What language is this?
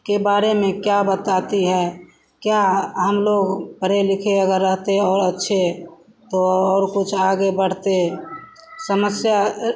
Hindi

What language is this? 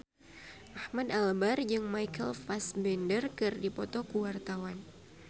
Sundanese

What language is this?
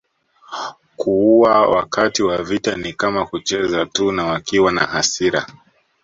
Swahili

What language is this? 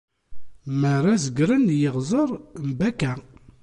Kabyle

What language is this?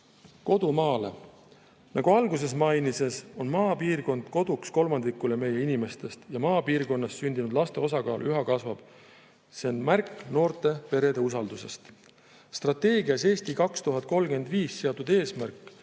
Estonian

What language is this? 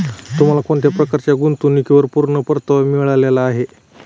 Marathi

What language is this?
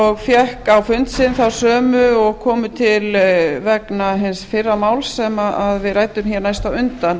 Icelandic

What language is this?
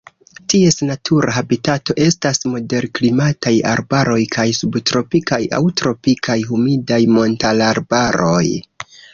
Esperanto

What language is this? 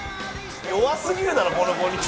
Japanese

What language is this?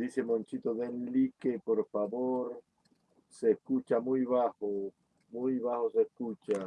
Spanish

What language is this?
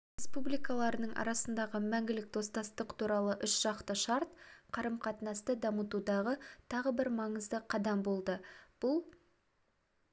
Kazakh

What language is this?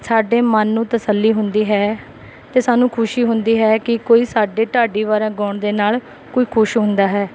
Punjabi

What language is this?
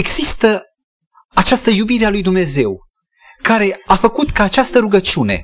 Romanian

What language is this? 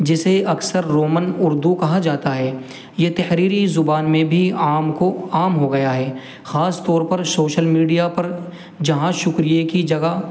Urdu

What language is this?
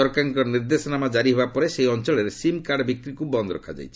Odia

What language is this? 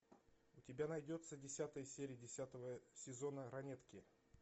Russian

